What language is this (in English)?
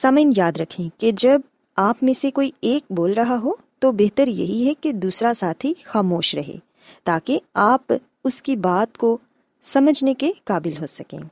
Urdu